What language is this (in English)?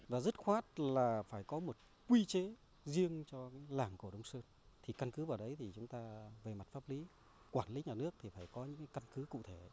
Vietnamese